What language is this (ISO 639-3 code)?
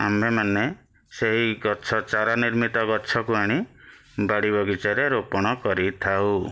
ori